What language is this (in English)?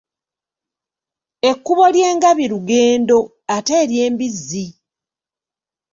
Ganda